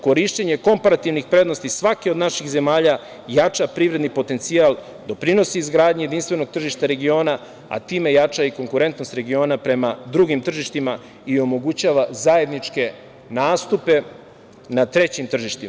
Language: Serbian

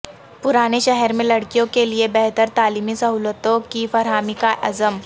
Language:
Urdu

